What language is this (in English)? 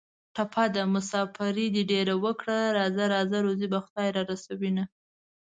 Pashto